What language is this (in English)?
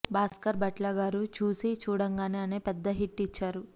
Telugu